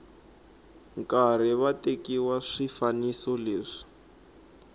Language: Tsonga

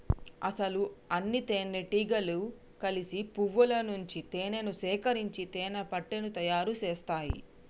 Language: Telugu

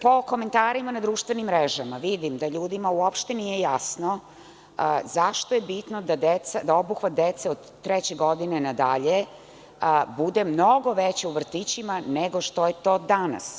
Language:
Serbian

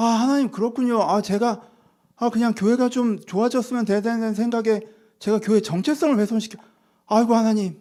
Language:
Korean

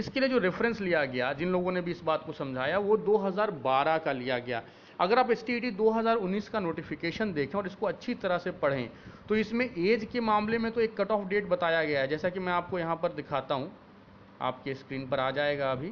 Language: Hindi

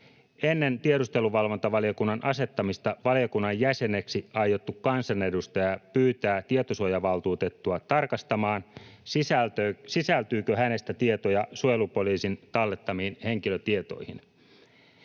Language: Finnish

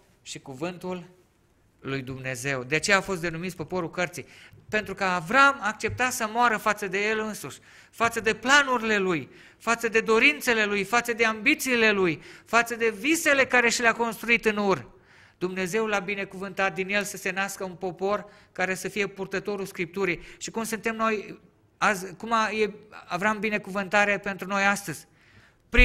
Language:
Romanian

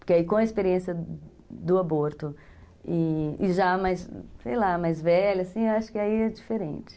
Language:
Portuguese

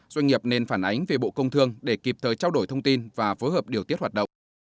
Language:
Vietnamese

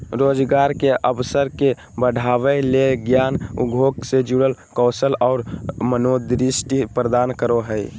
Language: Magahi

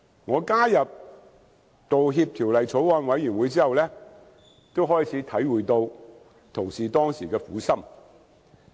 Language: Cantonese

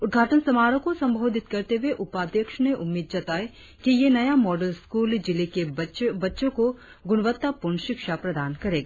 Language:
Hindi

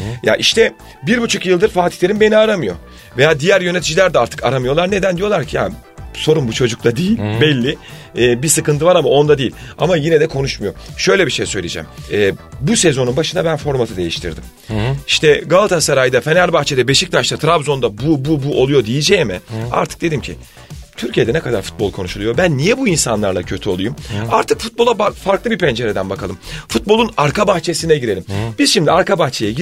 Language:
Turkish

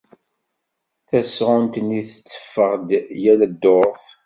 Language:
Kabyle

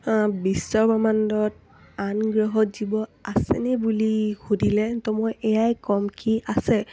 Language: Assamese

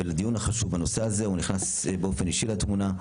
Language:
Hebrew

